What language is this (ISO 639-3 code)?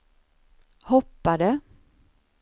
swe